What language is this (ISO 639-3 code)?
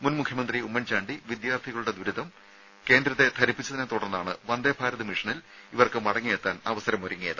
mal